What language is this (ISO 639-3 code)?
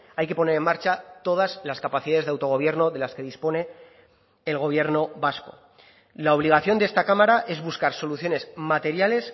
spa